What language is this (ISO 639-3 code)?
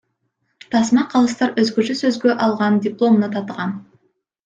kir